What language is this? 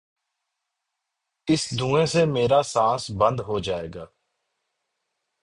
Urdu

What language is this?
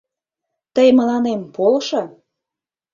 Mari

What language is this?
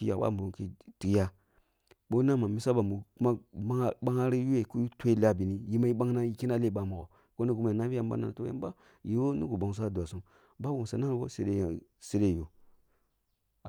Kulung (Nigeria)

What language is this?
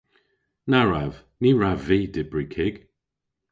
Cornish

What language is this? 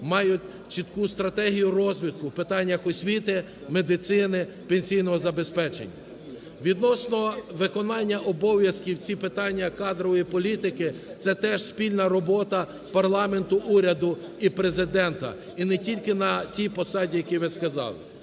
Ukrainian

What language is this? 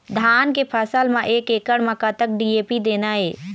Chhattisgarhi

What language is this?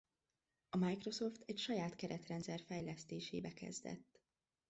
Hungarian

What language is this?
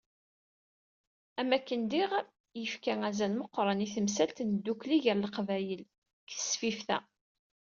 Kabyle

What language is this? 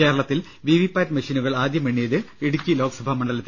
Malayalam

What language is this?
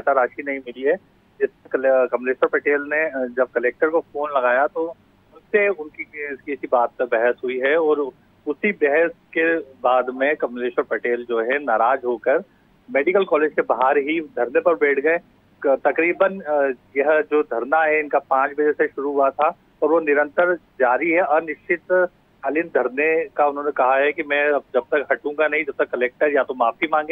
Hindi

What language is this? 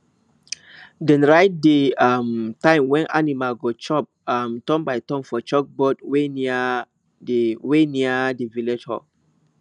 Nigerian Pidgin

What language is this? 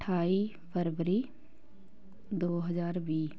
Punjabi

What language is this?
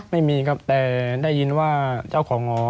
Thai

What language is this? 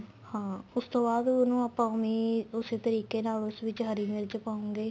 Punjabi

